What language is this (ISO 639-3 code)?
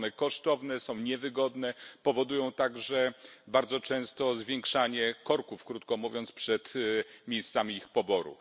pol